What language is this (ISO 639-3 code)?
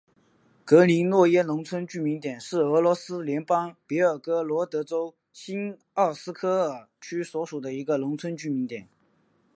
zho